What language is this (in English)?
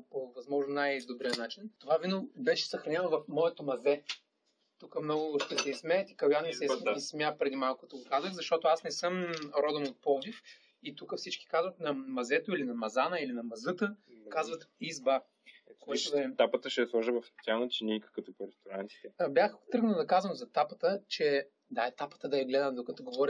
Bulgarian